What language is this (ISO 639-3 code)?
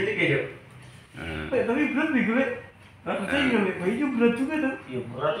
ind